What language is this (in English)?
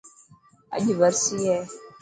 Dhatki